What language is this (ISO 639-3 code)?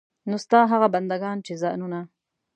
pus